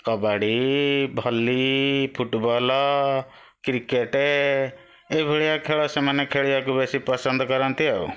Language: Odia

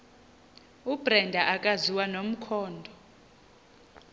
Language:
Xhosa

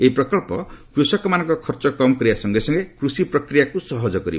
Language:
Odia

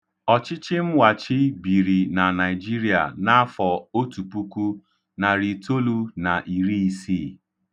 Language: Igbo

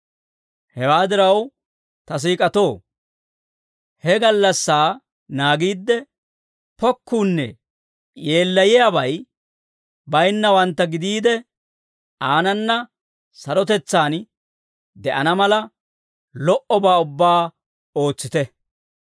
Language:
Dawro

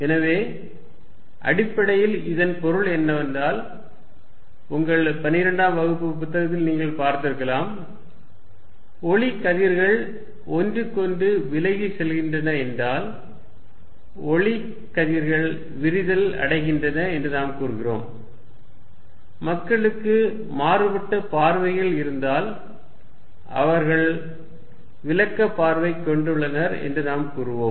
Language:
Tamil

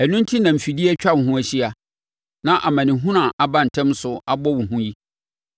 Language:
Akan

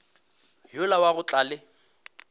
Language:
Northern Sotho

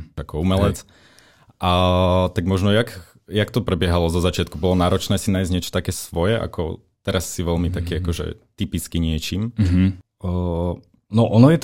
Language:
Slovak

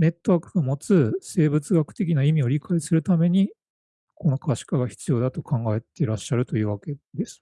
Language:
Japanese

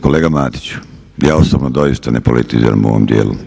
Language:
Croatian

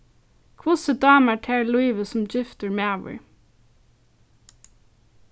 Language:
Faroese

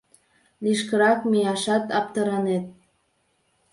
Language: Mari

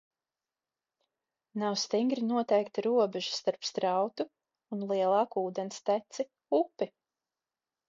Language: Latvian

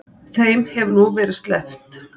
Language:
Icelandic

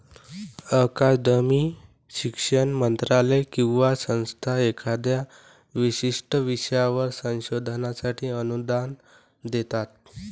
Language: Marathi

